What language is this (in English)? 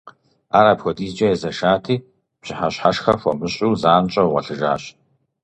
Kabardian